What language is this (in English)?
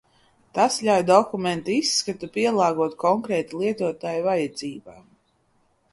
Latvian